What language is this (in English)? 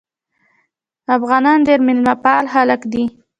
Pashto